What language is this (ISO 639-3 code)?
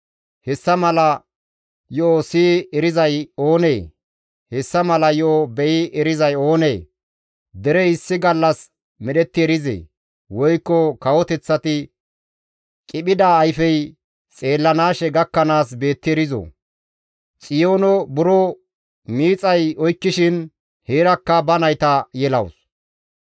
gmv